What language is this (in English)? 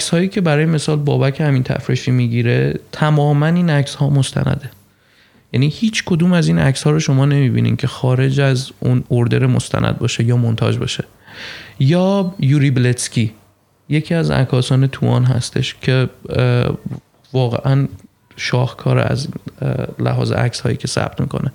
Persian